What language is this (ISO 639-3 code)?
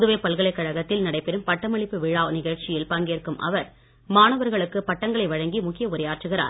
tam